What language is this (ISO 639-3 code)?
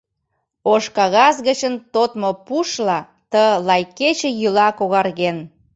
chm